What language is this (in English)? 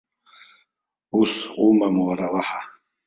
Abkhazian